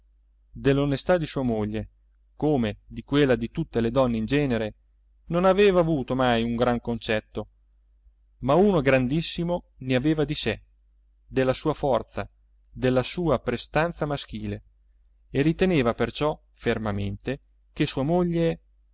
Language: Italian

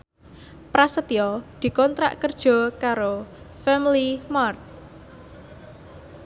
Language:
Javanese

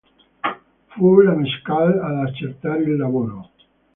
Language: Italian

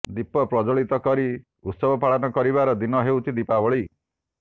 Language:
Odia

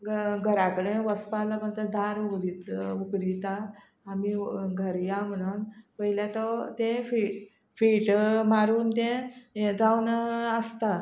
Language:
Konkani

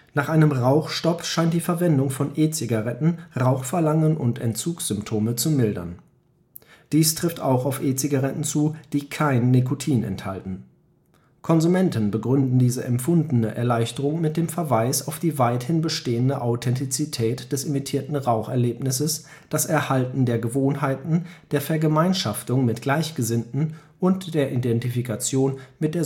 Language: German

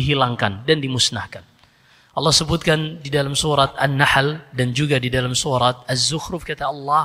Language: Indonesian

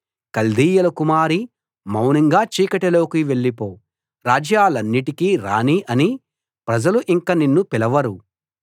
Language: Telugu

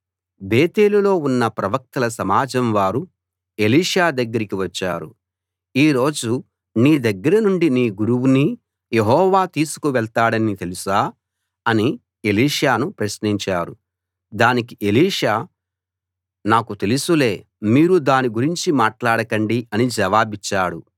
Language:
Telugu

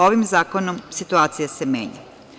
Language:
Serbian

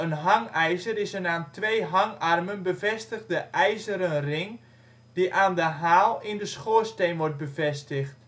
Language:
Dutch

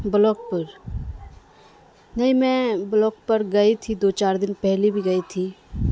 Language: Urdu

